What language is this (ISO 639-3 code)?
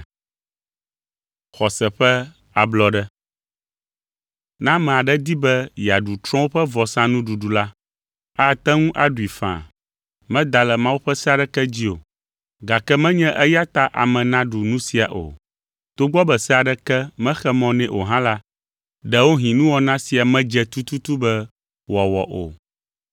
ewe